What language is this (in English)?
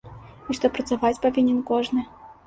Belarusian